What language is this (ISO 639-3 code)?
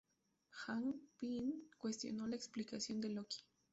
spa